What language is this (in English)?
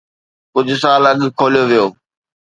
Sindhi